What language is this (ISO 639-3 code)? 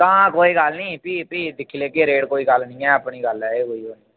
doi